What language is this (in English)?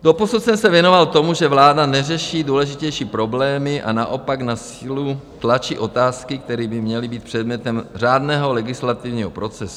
Czech